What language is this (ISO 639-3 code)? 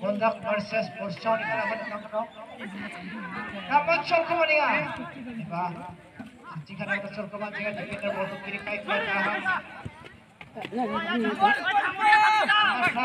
kor